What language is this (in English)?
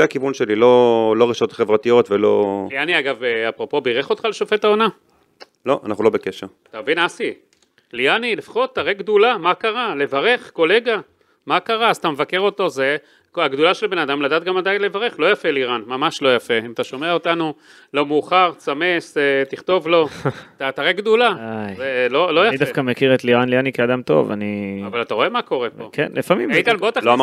Hebrew